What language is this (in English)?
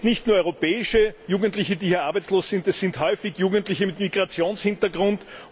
German